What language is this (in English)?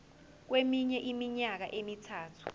Zulu